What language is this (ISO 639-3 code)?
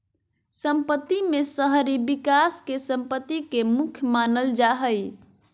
mag